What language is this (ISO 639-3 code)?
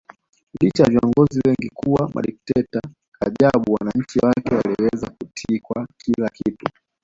swa